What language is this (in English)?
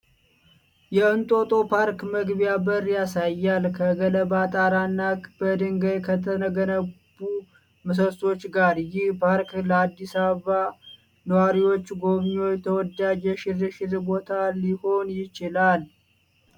Amharic